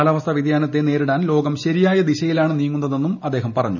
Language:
Malayalam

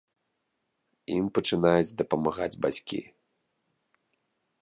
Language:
Belarusian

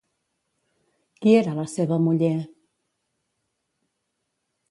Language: Catalan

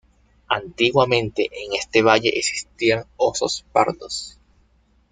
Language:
Spanish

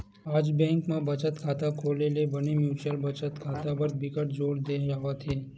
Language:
Chhattisgarhi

